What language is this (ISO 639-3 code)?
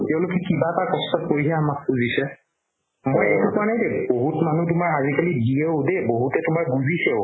asm